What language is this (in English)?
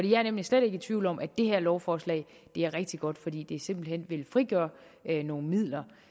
Danish